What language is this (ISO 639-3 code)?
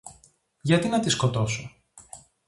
ell